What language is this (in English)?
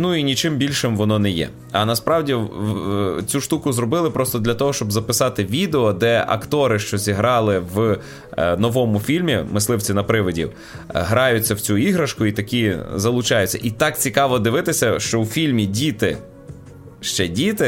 Ukrainian